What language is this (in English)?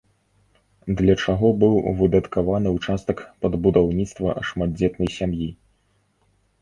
Belarusian